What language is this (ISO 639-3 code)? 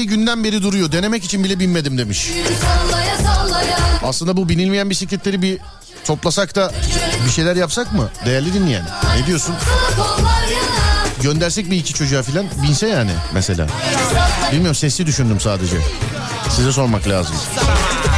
tur